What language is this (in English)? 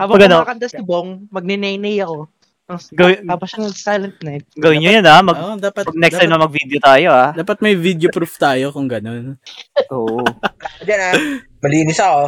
Filipino